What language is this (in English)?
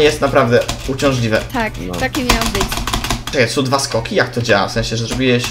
Polish